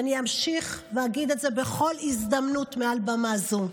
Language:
Hebrew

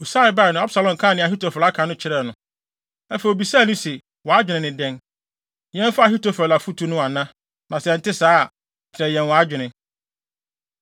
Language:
Akan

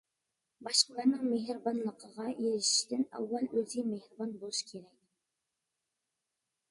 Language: Uyghur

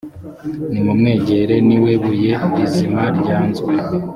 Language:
Kinyarwanda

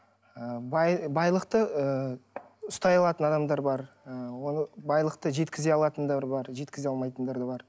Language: Kazakh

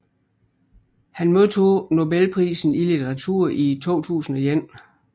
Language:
Danish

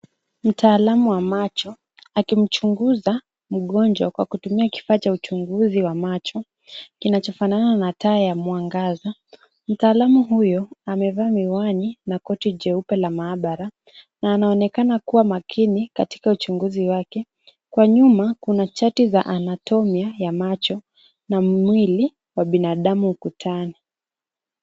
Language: Swahili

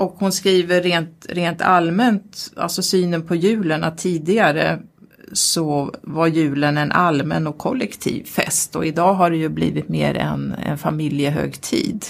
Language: Swedish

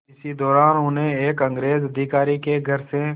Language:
Hindi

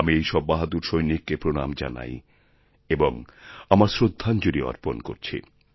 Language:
Bangla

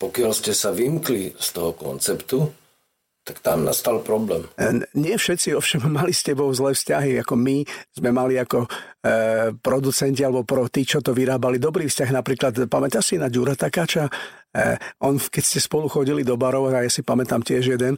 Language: Slovak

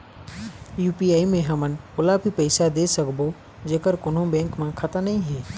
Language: Chhattisgarhi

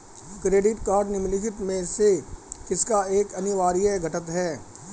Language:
Hindi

